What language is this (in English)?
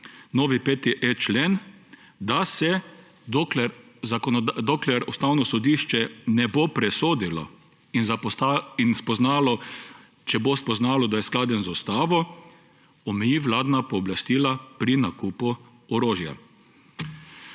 Slovenian